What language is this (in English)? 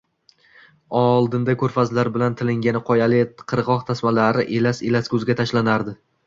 Uzbek